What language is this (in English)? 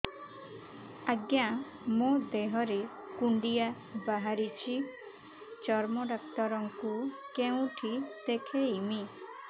Odia